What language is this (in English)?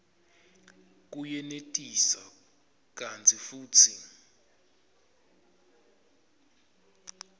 Swati